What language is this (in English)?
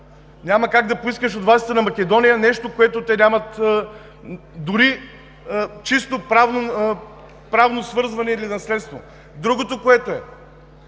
Bulgarian